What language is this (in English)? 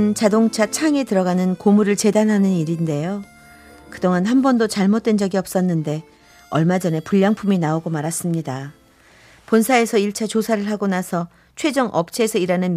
Korean